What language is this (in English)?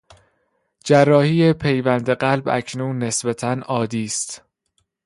Persian